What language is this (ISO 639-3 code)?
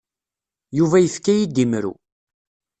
kab